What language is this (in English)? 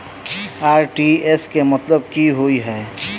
Maithili